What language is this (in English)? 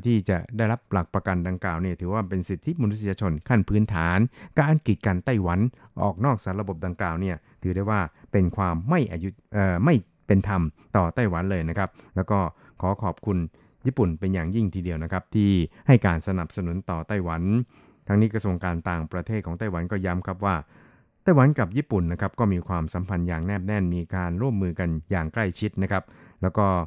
Thai